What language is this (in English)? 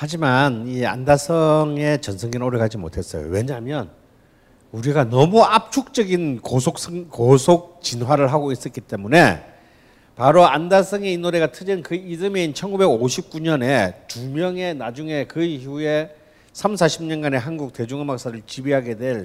Korean